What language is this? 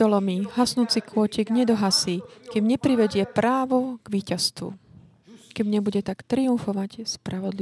Slovak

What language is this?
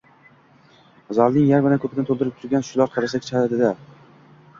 Uzbek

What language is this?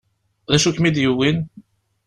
Kabyle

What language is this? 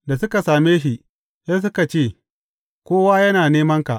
Hausa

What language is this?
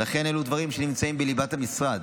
Hebrew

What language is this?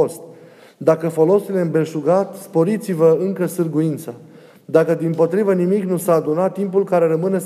Romanian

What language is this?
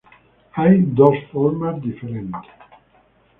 Spanish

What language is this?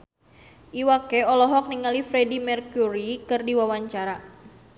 Sundanese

